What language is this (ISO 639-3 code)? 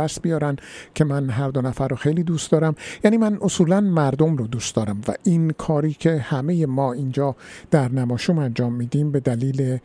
fas